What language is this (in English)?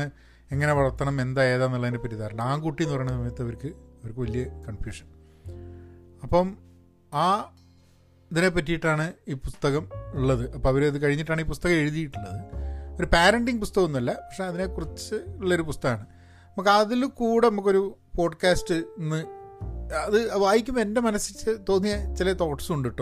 Malayalam